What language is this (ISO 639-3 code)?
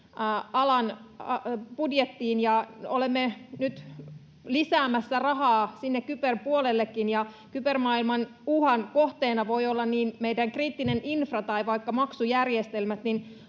fin